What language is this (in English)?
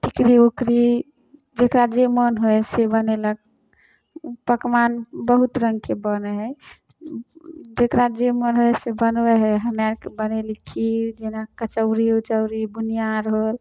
Maithili